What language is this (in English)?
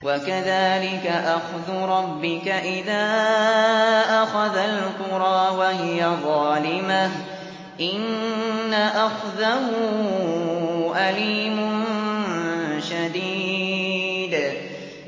Arabic